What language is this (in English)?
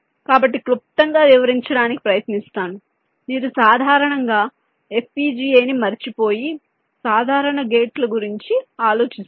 Telugu